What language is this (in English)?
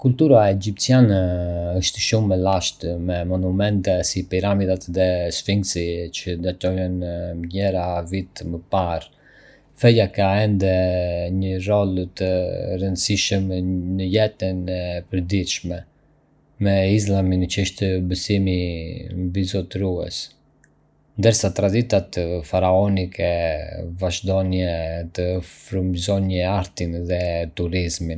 Arbëreshë Albanian